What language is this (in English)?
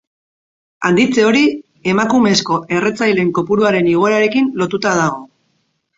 Basque